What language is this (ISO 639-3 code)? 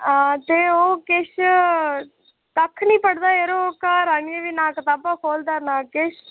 doi